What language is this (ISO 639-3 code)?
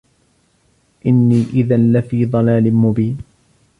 ara